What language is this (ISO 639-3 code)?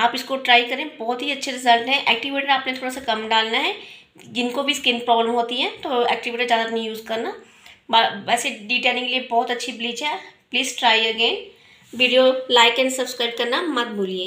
hin